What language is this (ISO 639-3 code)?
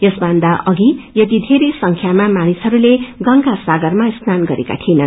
nep